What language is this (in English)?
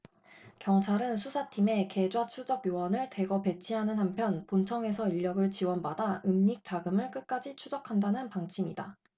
Korean